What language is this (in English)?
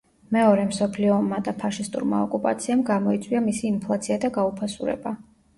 Georgian